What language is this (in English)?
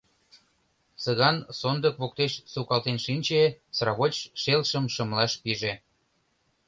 Mari